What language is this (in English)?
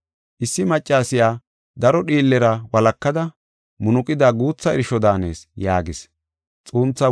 Gofa